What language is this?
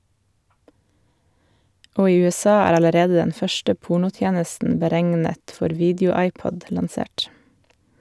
Norwegian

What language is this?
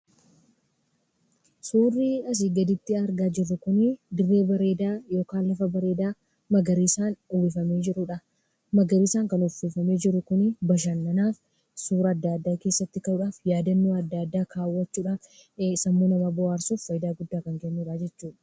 Oromo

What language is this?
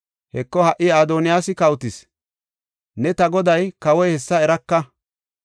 Gofa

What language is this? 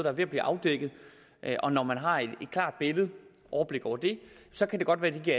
Danish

